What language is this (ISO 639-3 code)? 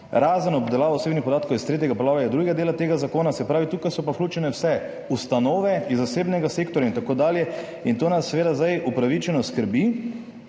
slv